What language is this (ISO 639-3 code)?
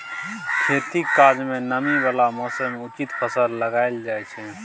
mai